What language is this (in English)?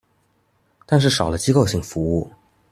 Chinese